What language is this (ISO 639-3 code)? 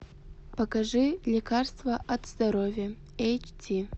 rus